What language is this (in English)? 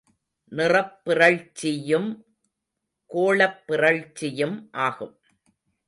Tamil